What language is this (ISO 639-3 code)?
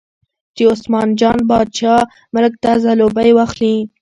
pus